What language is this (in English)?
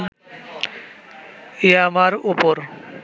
Bangla